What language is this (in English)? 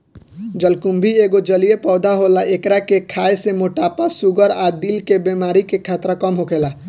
Bhojpuri